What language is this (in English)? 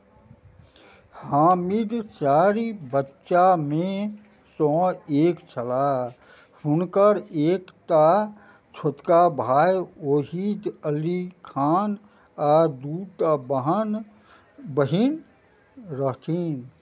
Maithili